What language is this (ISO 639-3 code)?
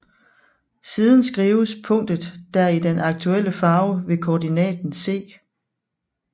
dan